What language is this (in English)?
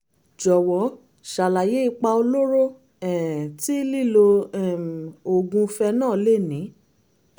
Yoruba